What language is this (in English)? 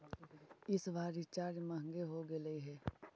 Magahi